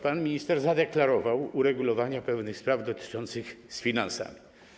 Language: Polish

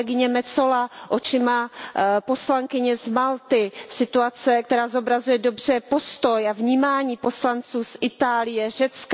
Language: Czech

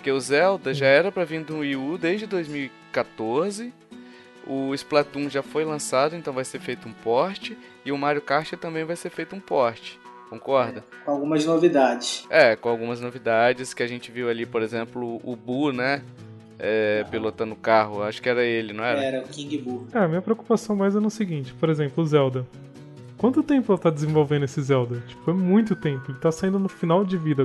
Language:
Portuguese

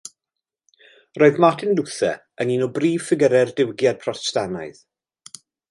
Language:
Welsh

